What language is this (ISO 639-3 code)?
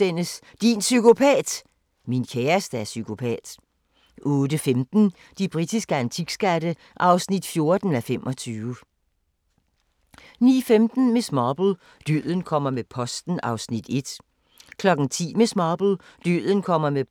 dan